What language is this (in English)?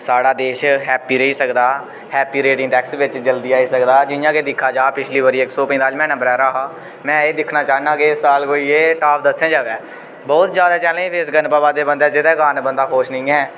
Dogri